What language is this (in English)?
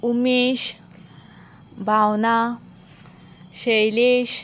Konkani